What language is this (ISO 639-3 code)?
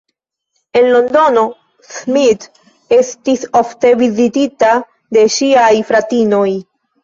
epo